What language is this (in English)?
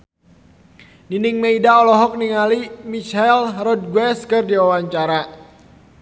Sundanese